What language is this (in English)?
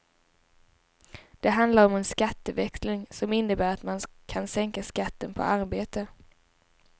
Swedish